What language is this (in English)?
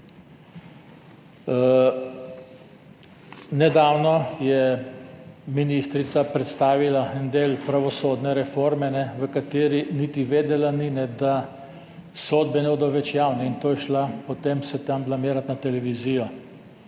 Slovenian